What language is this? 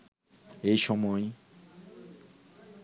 Bangla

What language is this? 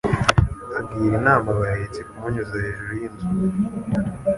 Kinyarwanda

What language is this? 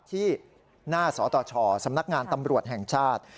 Thai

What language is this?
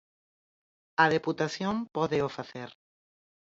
Galician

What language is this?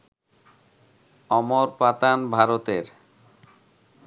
Bangla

